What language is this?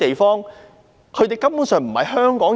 Cantonese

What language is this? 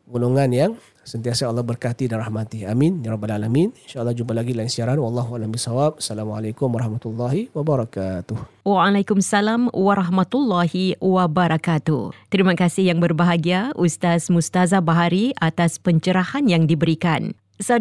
Malay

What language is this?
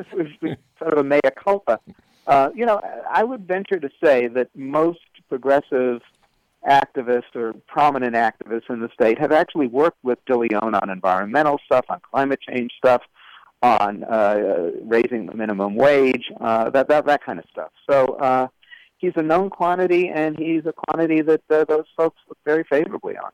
English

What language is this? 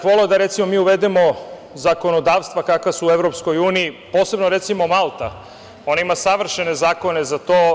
Serbian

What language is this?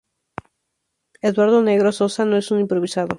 Spanish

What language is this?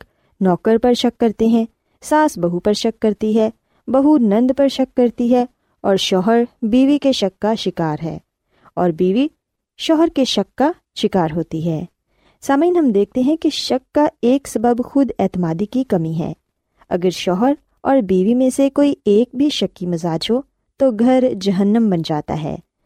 Urdu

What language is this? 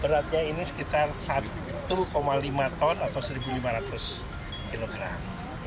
Indonesian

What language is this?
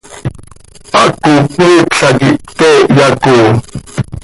Seri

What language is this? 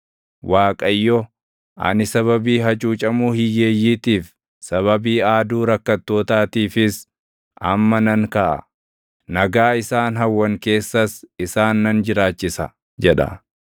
Oromo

